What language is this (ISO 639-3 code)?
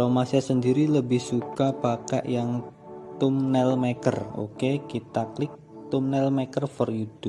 ind